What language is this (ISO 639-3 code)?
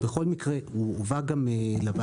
heb